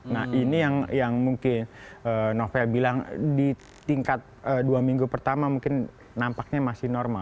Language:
Indonesian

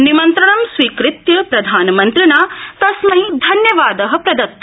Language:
Sanskrit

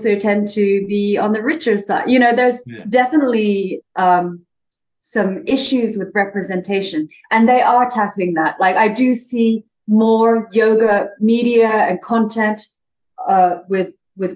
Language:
English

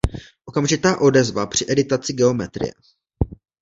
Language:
Czech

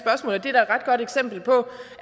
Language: Danish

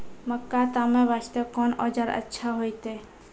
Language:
Maithili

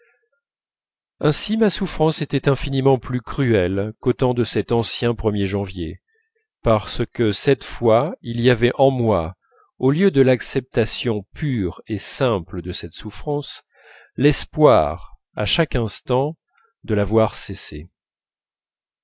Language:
French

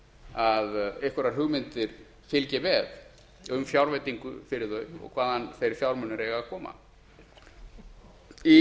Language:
Icelandic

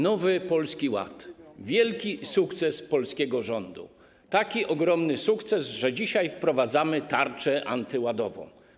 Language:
Polish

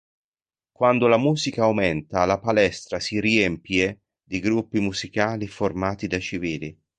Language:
Italian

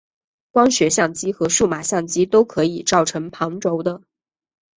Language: Chinese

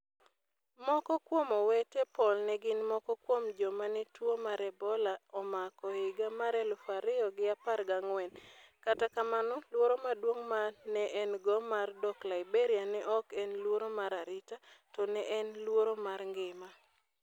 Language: Luo (Kenya and Tanzania)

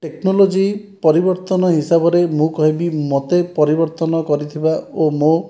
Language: Odia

